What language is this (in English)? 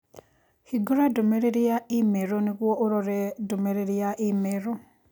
Kikuyu